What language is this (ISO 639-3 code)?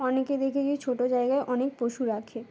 ben